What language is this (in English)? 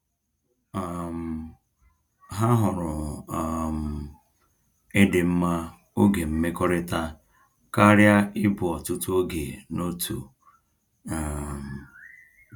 Igbo